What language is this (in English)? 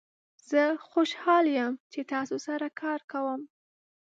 Pashto